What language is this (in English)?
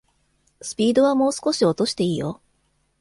Japanese